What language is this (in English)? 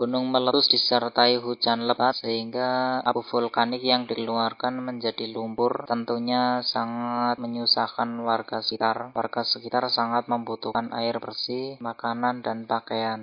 Indonesian